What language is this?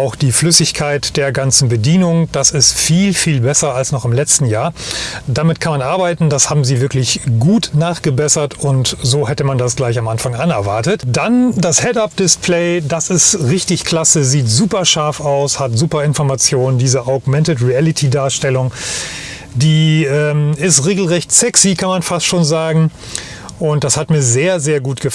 German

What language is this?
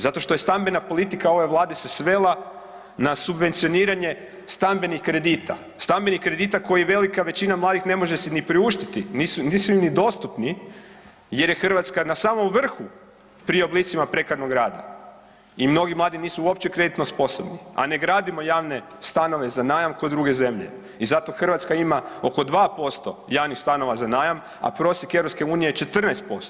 Croatian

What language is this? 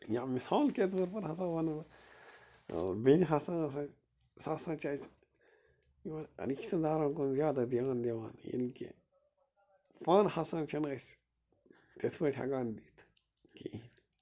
Kashmiri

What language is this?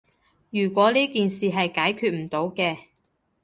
Cantonese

